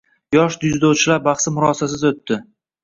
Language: Uzbek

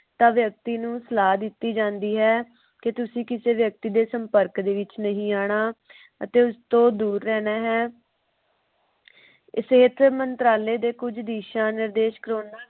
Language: Punjabi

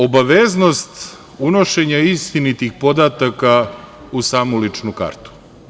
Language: Serbian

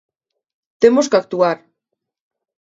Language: Galician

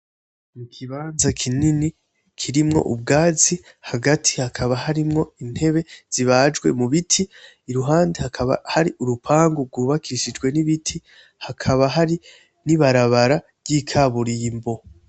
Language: Rundi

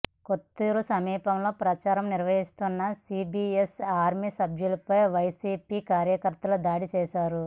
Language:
Telugu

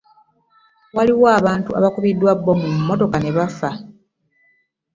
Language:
Ganda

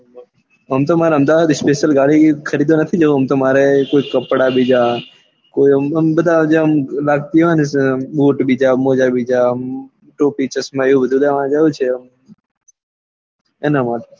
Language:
Gujarati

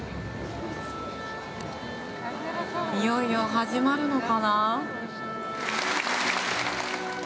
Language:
Japanese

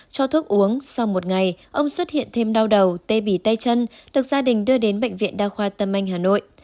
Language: Vietnamese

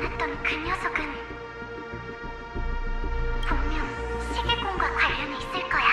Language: Korean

